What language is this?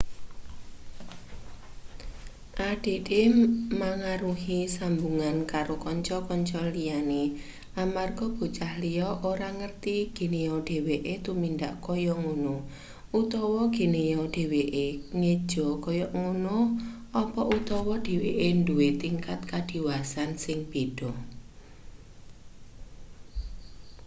Javanese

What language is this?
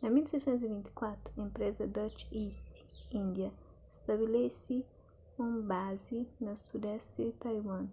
Kabuverdianu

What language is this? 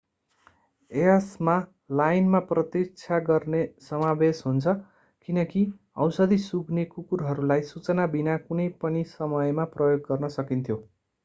Nepali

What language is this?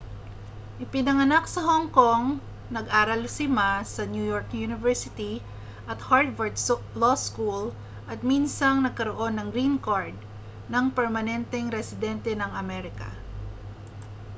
Filipino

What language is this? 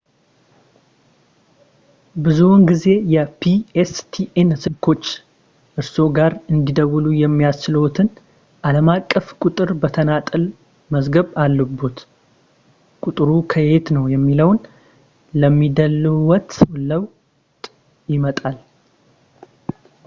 Amharic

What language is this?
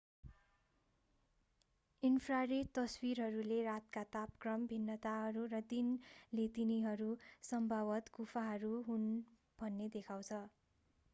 Nepali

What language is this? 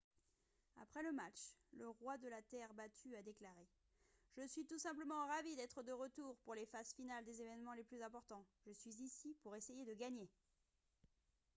French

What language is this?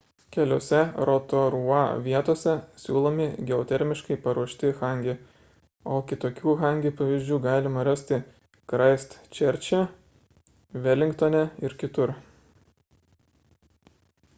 Lithuanian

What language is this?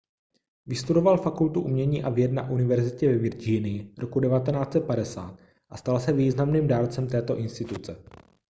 Czech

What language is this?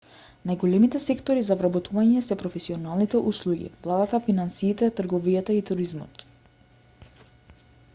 Macedonian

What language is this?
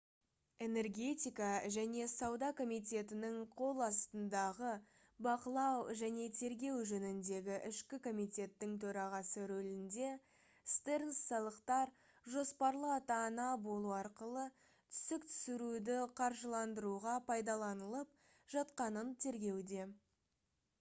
Kazakh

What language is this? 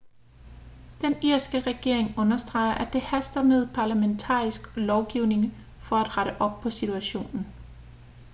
Danish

